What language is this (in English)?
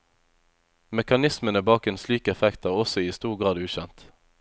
Norwegian